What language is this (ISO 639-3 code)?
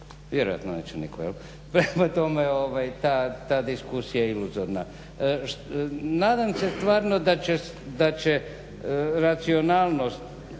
hrv